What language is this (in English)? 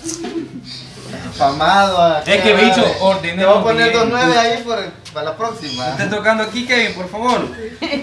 Spanish